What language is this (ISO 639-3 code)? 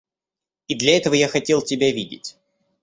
rus